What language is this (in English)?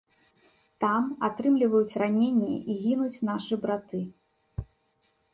Belarusian